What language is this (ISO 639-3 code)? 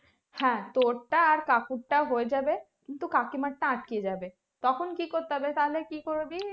ben